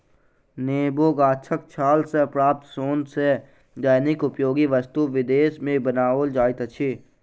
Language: Maithili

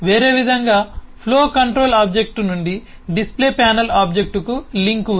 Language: Telugu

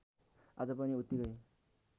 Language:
Nepali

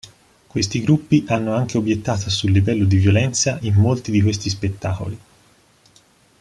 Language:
Italian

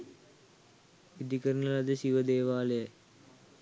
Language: Sinhala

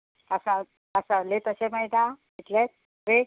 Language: Konkani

